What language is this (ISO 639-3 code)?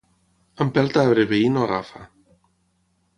cat